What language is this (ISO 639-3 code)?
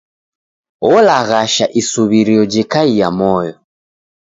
dav